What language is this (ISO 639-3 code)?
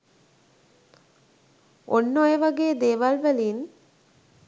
sin